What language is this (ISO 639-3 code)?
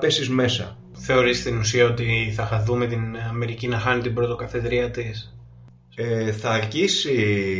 ell